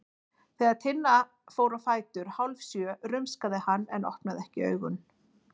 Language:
Icelandic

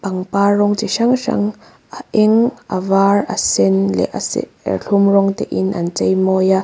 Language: Mizo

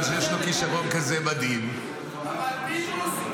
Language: Hebrew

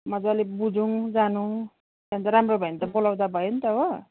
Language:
Nepali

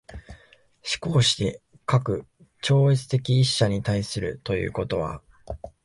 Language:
Japanese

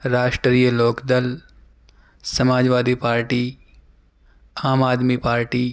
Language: Urdu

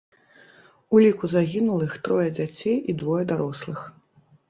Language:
Belarusian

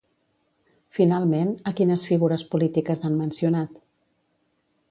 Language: Catalan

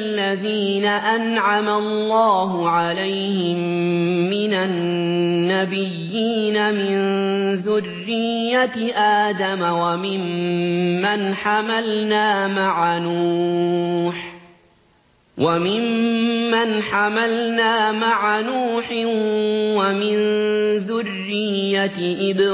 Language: Arabic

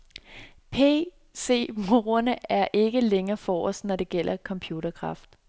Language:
Danish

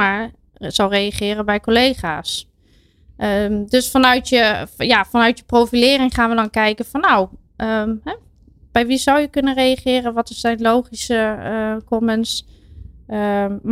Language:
Dutch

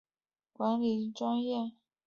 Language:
Chinese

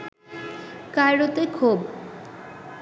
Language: Bangla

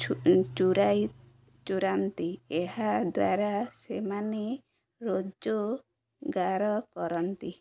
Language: Odia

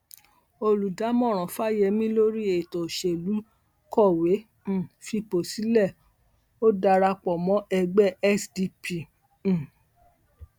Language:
Yoruba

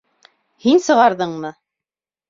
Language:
Bashkir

